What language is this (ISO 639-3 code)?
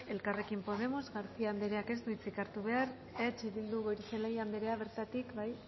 eus